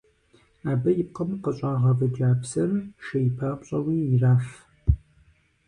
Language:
Kabardian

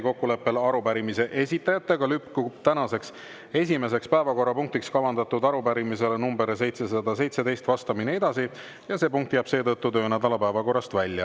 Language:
Estonian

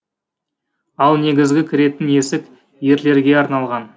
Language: Kazakh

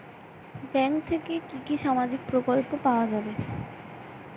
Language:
Bangla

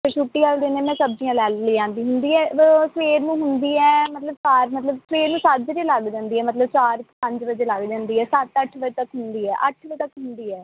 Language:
Punjabi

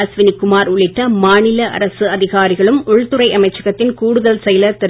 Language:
Tamil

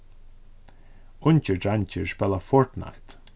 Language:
Faroese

